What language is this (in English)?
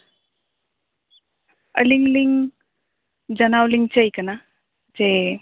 Santali